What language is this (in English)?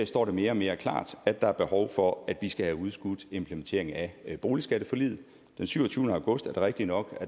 Danish